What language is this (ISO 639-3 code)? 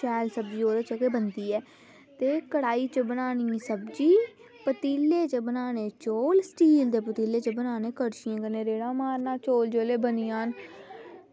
doi